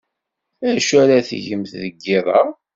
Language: Kabyle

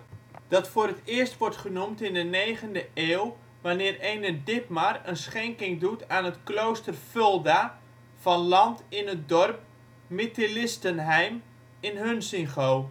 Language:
Dutch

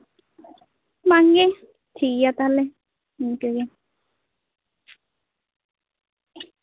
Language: Santali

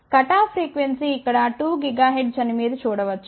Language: Telugu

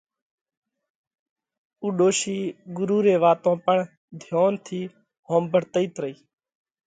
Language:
Parkari Koli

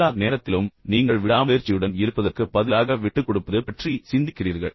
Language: Tamil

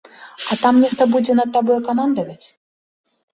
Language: Belarusian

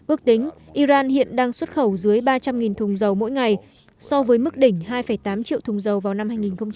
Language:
Vietnamese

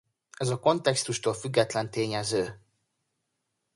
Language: Hungarian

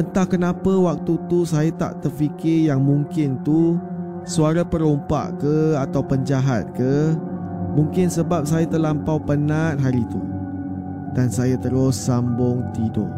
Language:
Malay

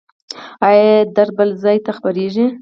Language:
Pashto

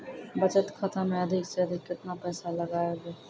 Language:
Maithili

